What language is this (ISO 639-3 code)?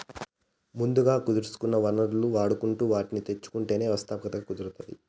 tel